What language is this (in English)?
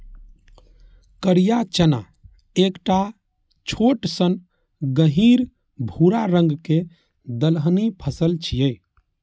Maithili